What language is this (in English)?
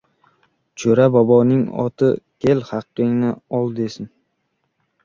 Uzbek